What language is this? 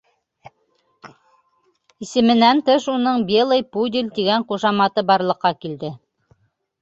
Bashkir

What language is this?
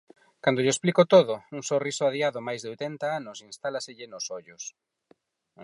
Galician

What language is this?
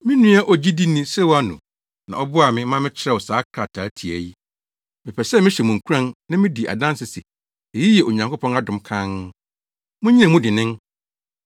Akan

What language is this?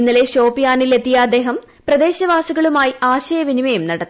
Malayalam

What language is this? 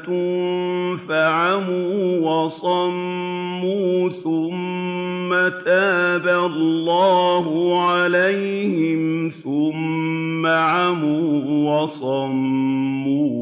Arabic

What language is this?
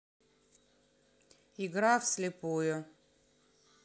Russian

